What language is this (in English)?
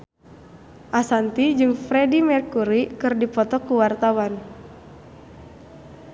Sundanese